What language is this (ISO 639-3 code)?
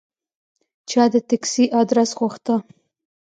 pus